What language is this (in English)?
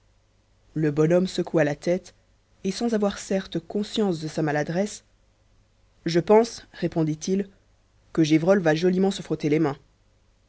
French